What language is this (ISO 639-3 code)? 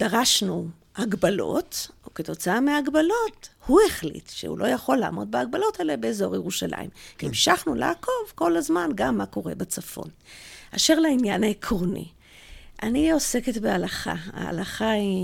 heb